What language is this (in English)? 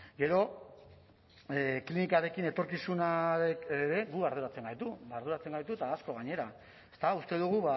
Basque